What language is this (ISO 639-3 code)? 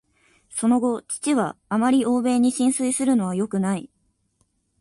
jpn